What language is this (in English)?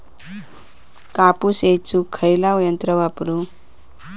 Marathi